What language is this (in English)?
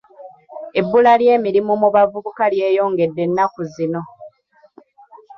Ganda